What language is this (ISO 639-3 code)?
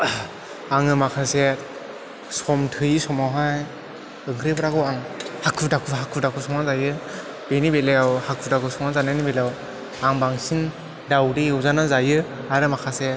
brx